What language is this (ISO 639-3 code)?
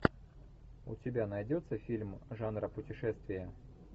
rus